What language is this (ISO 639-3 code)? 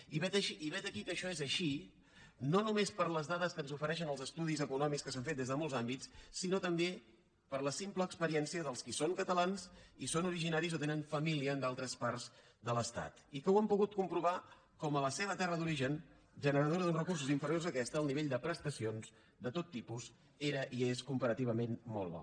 cat